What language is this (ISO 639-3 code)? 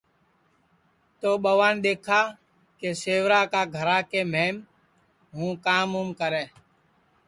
ssi